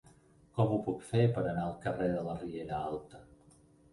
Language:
Catalan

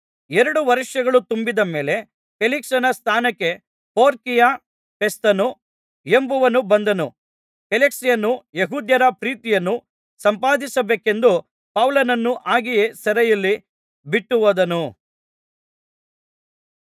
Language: Kannada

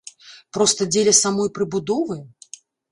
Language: Belarusian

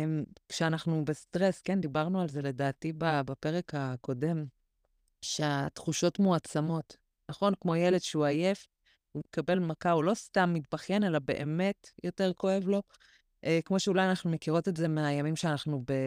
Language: Hebrew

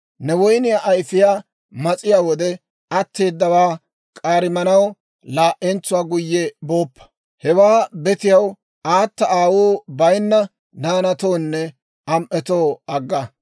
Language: Dawro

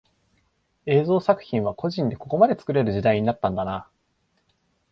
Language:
Japanese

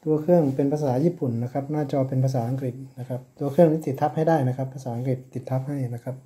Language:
Thai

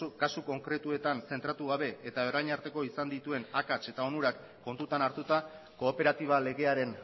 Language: Basque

